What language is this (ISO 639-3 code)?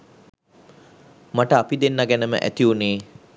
sin